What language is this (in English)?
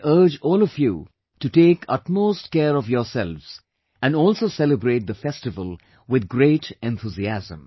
English